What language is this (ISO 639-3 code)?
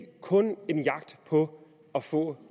dan